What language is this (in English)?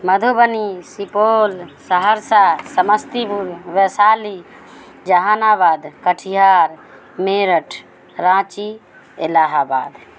Urdu